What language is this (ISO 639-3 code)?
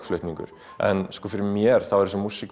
isl